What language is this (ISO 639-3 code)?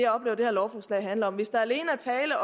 dan